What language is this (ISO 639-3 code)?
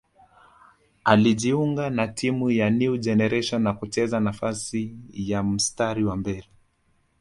swa